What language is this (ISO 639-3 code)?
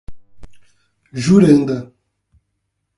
por